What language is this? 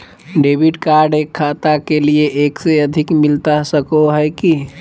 Magahi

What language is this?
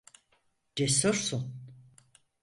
Turkish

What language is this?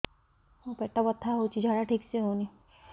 Odia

